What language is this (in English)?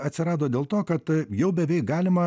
Lithuanian